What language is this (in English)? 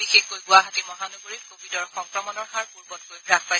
Assamese